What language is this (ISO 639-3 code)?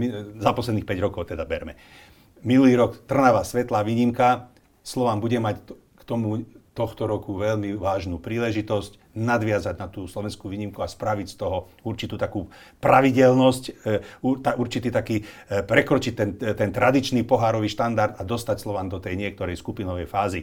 slk